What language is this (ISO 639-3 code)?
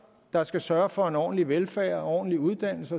dan